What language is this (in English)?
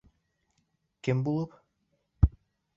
Bashkir